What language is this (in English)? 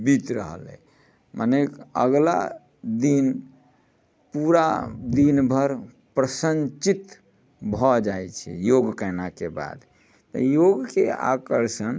Maithili